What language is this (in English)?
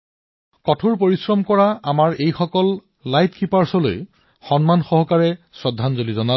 Assamese